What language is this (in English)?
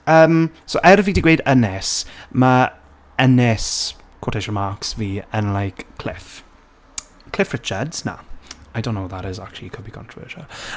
Welsh